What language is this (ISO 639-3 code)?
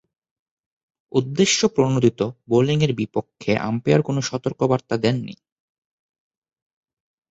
ben